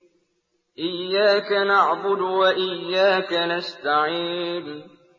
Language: Arabic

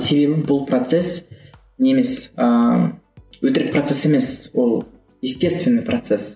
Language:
Kazakh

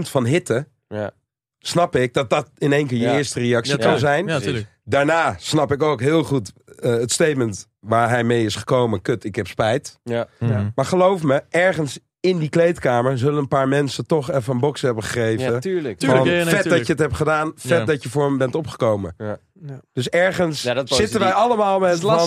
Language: Dutch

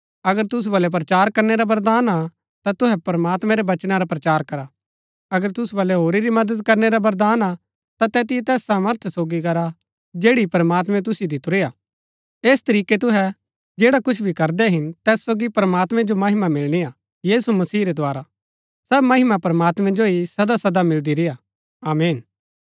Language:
Gaddi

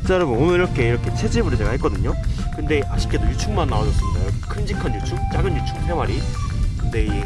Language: Korean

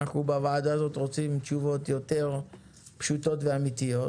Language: Hebrew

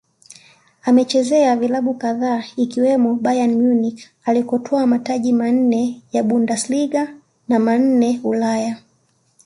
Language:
Swahili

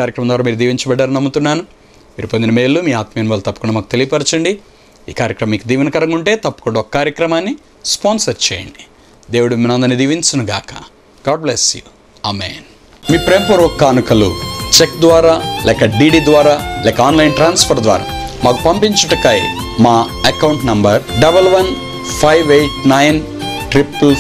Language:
Romanian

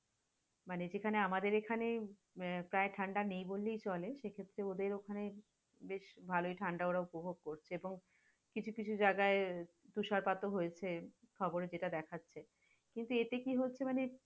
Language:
Bangla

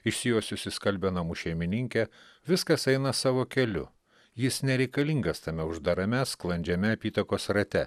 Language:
Lithuanian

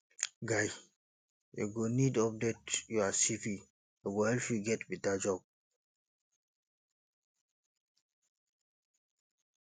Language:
Nigerian Pidgin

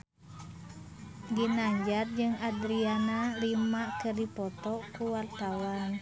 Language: Sundanese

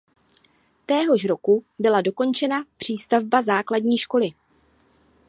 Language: Czech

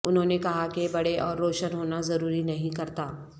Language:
Urdu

